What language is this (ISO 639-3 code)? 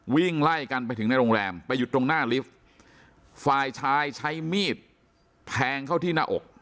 tha